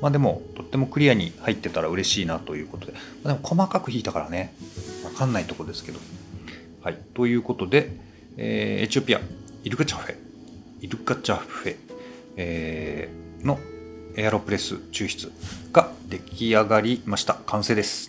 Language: Japanese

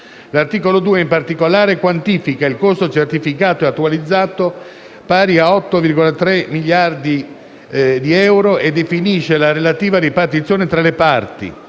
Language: Italian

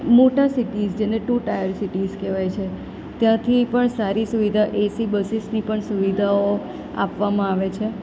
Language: Gujarati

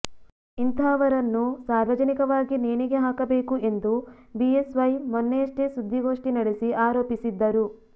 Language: Kannada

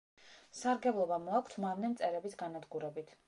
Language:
Georgian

